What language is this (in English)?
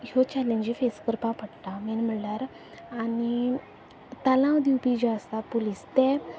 Konkani